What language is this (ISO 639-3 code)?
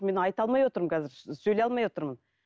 kaz